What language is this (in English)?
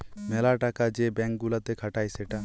Bangla